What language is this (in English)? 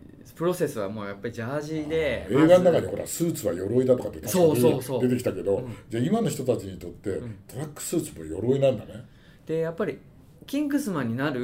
Japanese